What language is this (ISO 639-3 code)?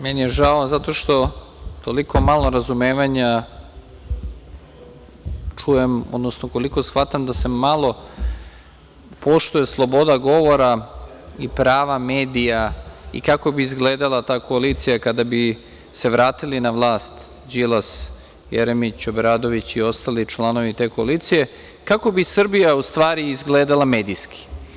srp